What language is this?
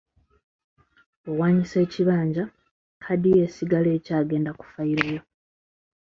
Ganda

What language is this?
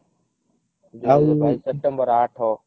Odia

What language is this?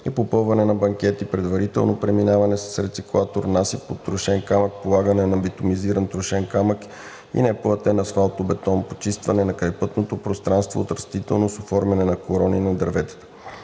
Bulgarian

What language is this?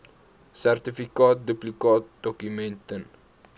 Afrikaans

